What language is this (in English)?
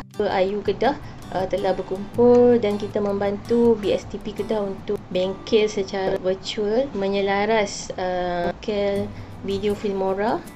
Malay